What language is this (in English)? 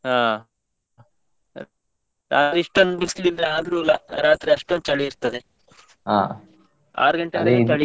Kannada